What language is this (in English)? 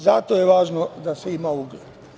Serbian